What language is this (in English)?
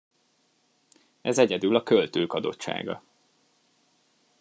Hungarian